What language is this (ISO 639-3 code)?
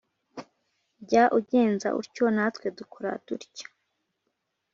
kin